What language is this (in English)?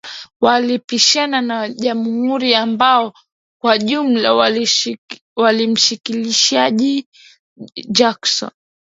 Swahili